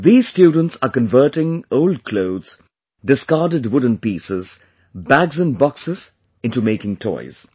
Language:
English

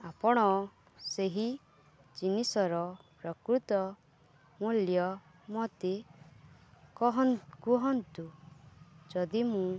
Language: Odia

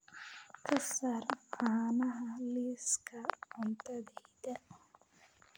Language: Somali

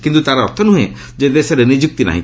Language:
Odia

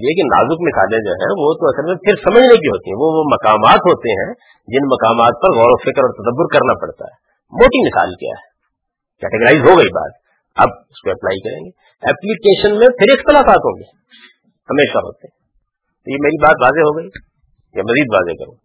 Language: Urdu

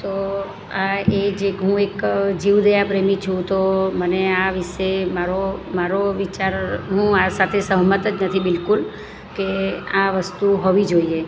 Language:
Gujarati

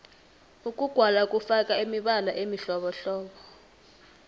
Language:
South Ndebele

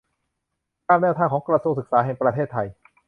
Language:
Thai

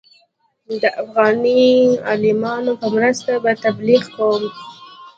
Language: Pashto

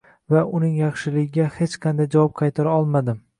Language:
Uzbek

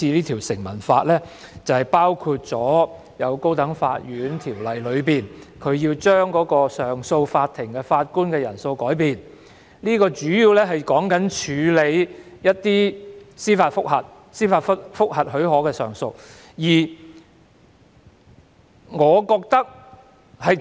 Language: Cantonese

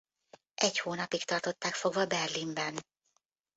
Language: Hungarian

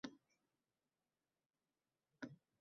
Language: Uzbek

